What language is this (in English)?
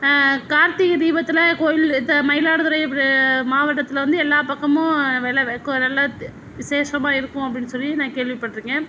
Tamil